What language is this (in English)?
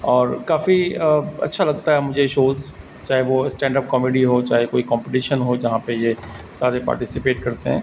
Urdu